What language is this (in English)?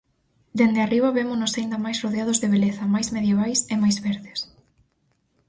Galician